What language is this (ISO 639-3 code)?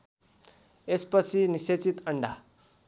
nep